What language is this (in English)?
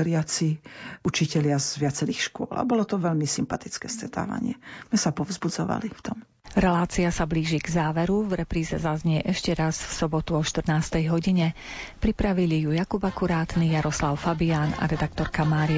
Slovak